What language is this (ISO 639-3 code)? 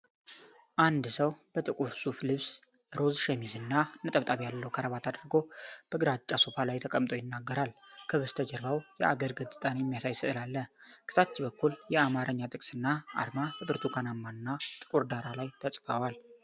amh